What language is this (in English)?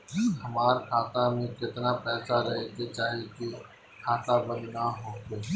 Bhojpuri